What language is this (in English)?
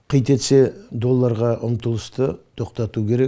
Kazakh